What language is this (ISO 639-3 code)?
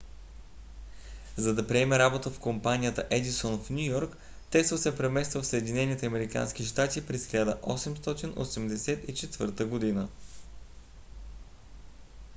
bul